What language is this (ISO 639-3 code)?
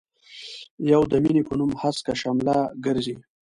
pus